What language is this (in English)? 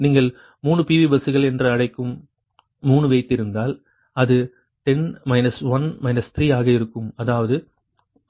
Tamil